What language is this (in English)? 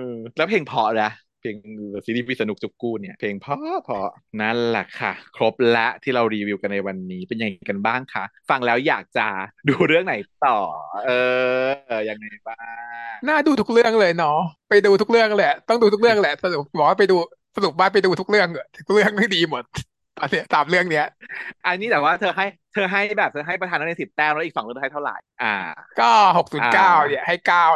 Thai